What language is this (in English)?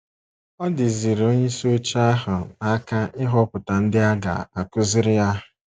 Igbo